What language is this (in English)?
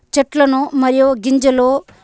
Telugu